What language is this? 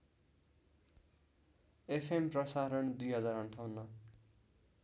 Nepali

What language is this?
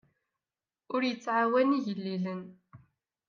Kabyle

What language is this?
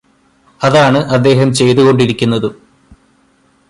Malayalam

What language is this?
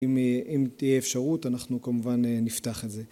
Hebrew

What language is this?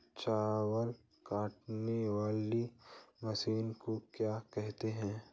Hindi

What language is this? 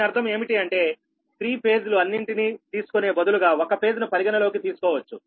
Telugu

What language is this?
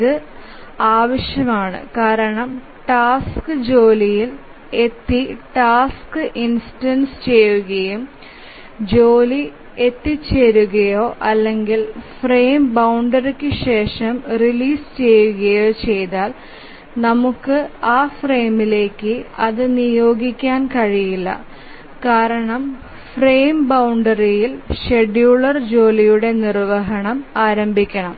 Malayalam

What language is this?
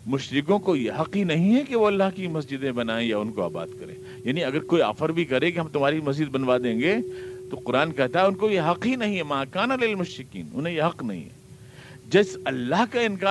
Urdu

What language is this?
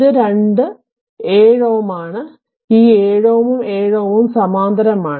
Malayalam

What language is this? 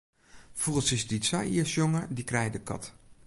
Western Frisian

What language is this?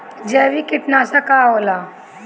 Bhojpuri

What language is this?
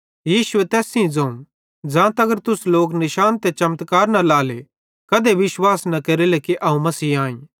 Bhadrawahi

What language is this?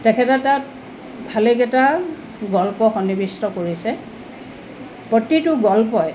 Assamese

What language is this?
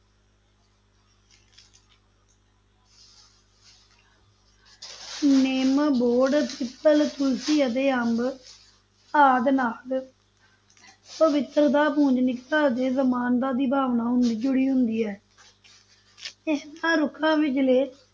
Punjabi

